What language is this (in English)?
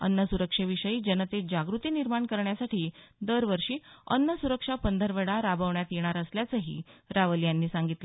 Marathi